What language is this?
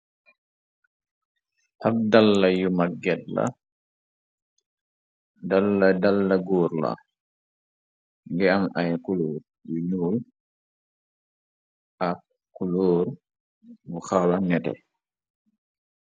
Wolof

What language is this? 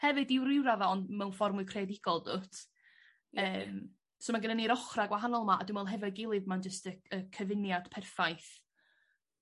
Welsh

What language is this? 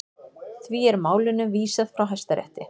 Icelandic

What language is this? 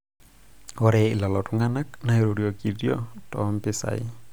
Masai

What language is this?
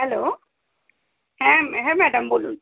Bangla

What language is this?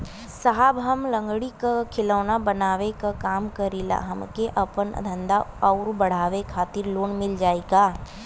Bhojpuri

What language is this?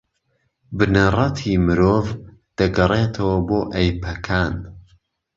Central Kurdish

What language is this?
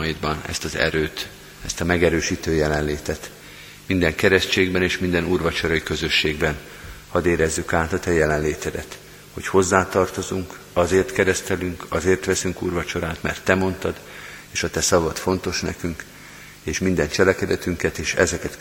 Hungarian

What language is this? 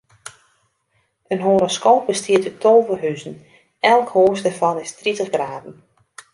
Western Frisian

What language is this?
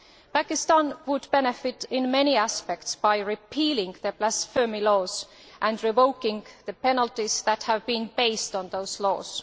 English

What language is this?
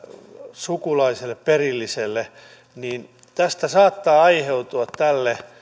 Finnish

